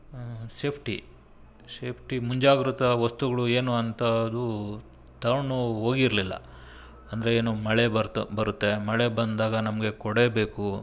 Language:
Kannada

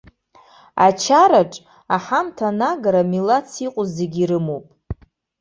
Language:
Abkhazian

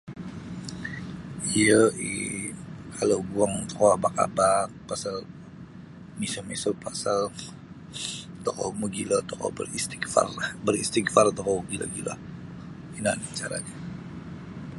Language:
Sabah Bisaya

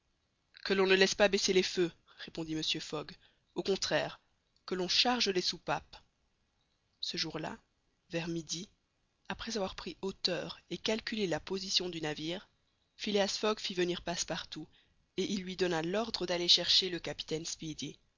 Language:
French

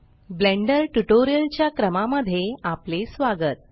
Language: Marathi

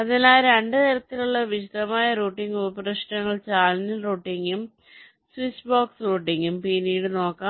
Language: Malayalam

